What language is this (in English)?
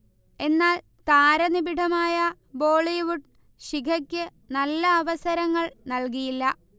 Malayalam